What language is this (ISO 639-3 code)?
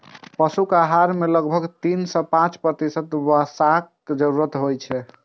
mai